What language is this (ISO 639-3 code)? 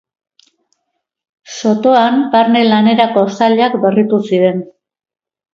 eus